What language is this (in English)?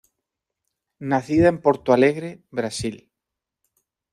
Spanish